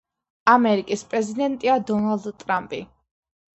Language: Georgian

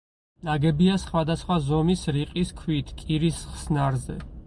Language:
Georgian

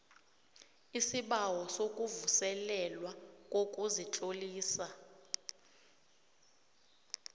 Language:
South Ndebele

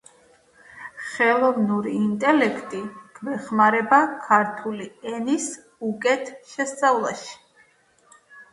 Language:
Georgian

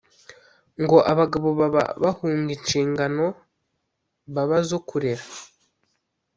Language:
Kinyarwanda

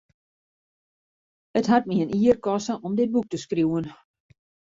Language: Western Frisian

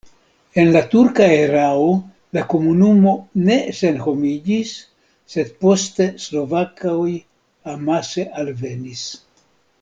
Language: Esperanto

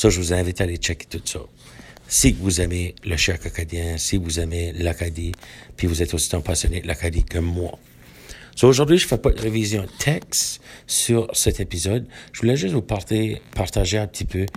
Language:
French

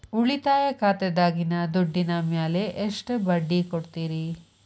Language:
Kannada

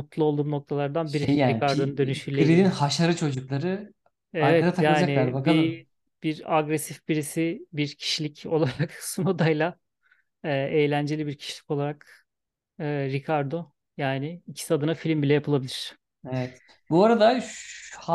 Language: Turkish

